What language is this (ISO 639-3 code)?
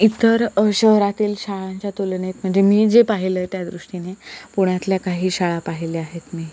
mar